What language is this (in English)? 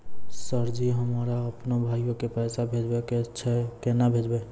Maithili